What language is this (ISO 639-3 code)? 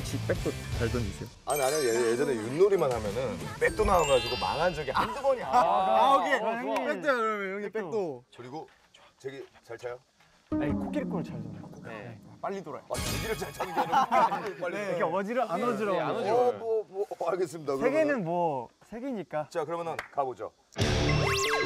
kor